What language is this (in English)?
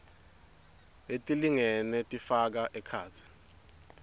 Swati